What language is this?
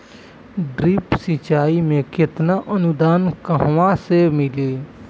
Bhojpuri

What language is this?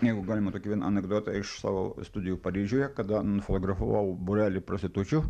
Lithuanian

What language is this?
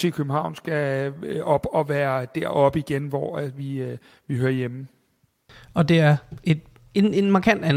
Danish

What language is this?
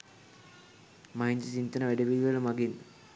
Sinhala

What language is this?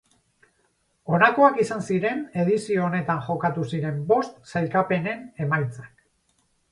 Basque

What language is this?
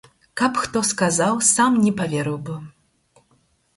Belarusian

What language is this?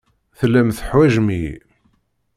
Kabyle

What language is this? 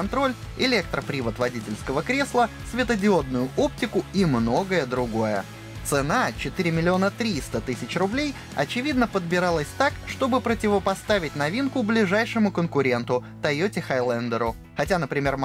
Russian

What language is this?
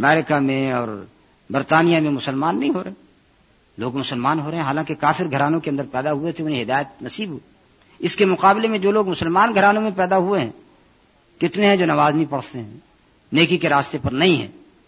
Urdu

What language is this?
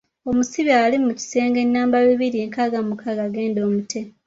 Ganda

